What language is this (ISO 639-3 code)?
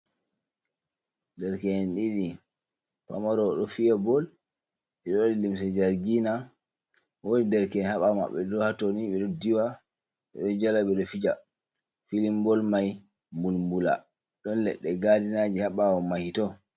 ful